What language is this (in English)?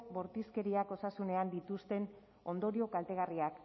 Basque